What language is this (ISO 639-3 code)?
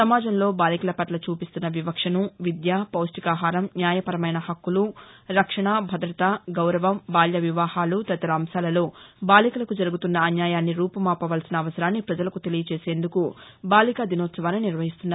tel